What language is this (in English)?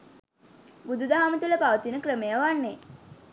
Sinhala